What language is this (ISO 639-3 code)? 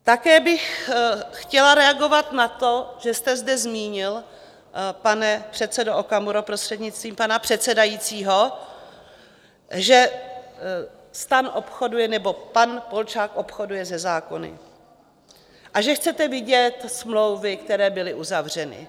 ces